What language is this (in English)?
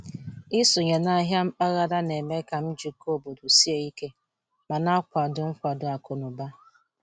Igbo